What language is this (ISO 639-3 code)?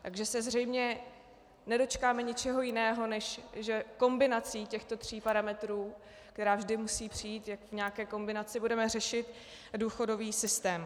ces